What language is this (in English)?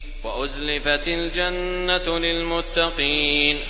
Arabic